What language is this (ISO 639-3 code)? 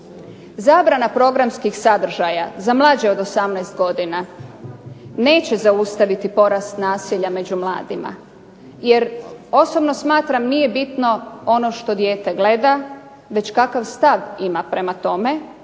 hrv